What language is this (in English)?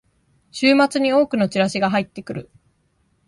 Japanese